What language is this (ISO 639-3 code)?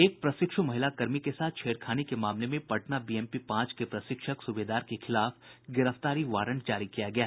hin